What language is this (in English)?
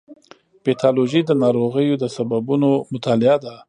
Pashto